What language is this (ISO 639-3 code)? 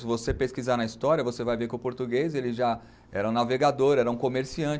por